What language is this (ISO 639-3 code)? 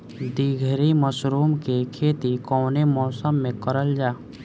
bho